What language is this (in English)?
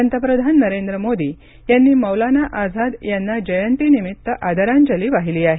Marathi